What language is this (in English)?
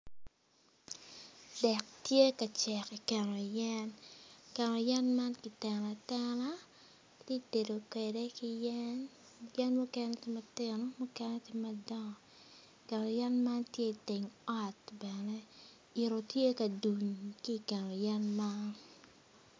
Acoli